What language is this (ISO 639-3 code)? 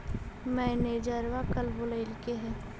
mag